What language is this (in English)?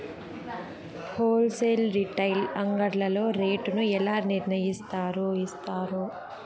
Telugu